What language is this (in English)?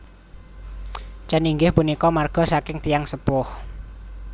Javanese